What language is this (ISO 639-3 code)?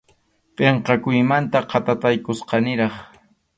qxu